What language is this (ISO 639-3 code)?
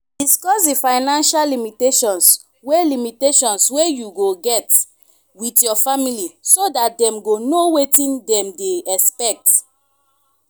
pcm